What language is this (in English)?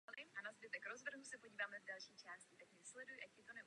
Czech